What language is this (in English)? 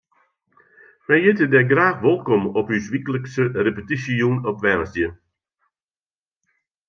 Western Frisian